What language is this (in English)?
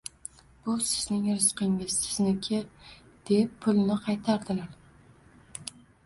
Uzbek